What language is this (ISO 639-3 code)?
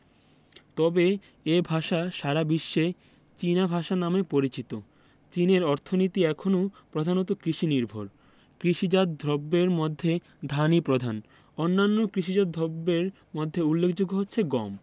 ben